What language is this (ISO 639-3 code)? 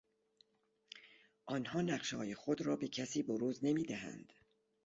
fas